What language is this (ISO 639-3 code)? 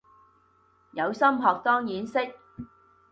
yue